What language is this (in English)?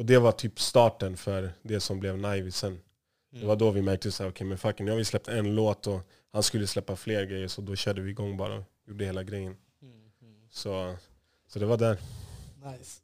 Swedish